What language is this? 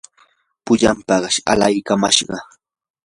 Yanahuanca Pasco Quechua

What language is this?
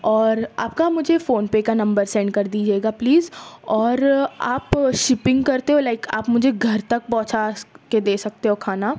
Urdu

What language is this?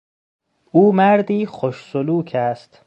Persian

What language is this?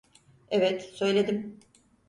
Turkish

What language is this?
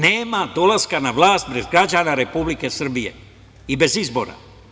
Serbian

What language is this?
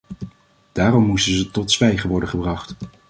Dutch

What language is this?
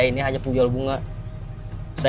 Indonesian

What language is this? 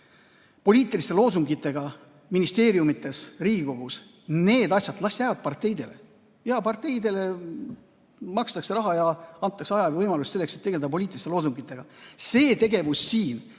Estonian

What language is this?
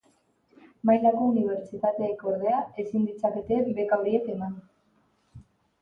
Basque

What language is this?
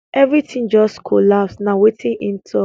Nigerian Pidgin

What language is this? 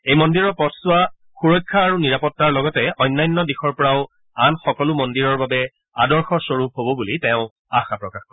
Assamese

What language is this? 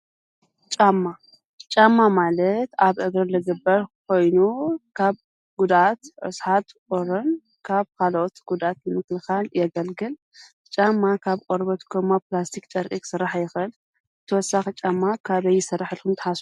Tigrinya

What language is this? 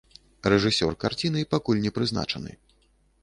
Belarusian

